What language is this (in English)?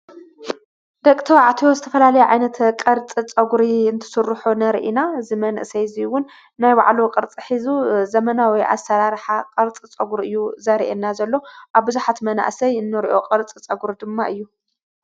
Tigrinya